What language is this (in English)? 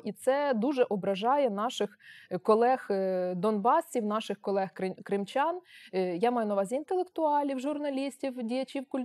Ukrainian